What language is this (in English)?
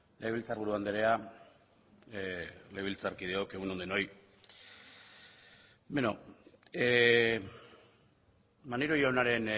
Basque